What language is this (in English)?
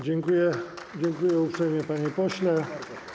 Polish